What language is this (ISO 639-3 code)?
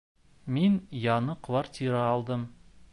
bak